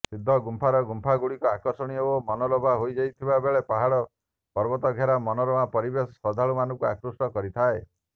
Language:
Odia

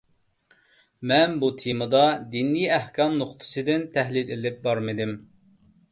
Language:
Uyghur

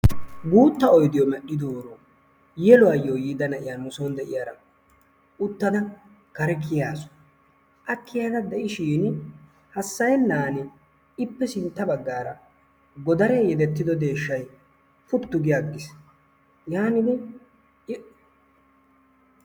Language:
Wolaytta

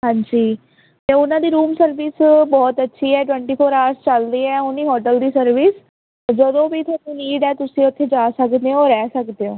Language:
Punjabi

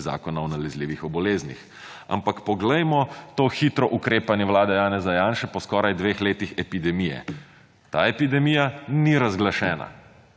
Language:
Slovenian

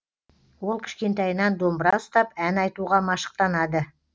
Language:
Kazakh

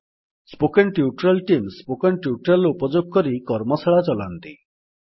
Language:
Odia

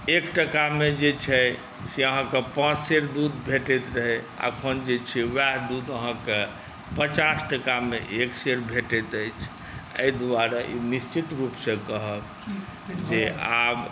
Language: Maithili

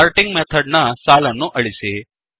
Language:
Kannada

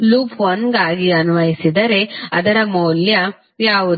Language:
Kannada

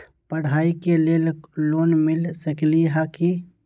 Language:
Magahi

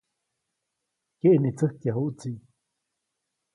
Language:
Copainalá Zoque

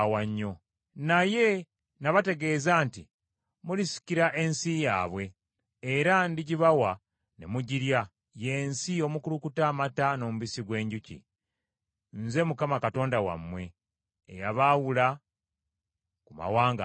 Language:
Ganda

